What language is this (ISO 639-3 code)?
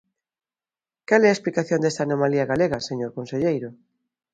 glg